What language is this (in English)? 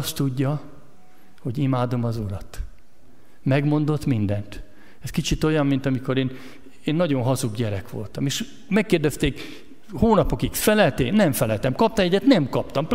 Hungarian